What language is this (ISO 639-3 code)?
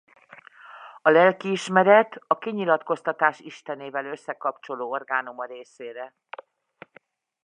hun